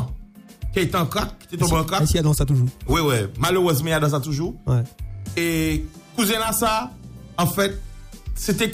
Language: French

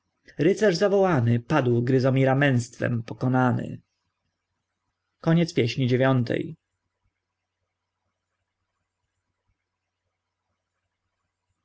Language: Polish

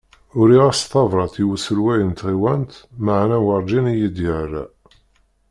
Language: Kabyle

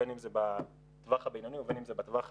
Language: Hebrew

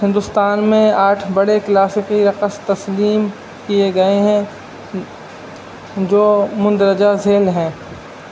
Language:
Urdu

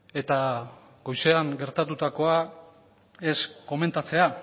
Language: Basque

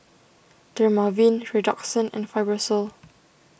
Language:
English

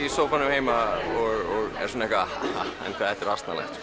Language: Icelandic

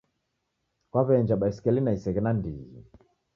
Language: Taita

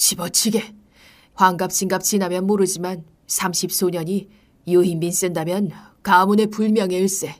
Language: Korean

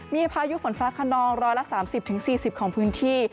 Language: Thai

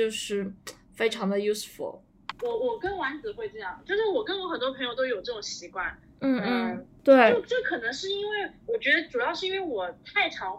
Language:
Chinese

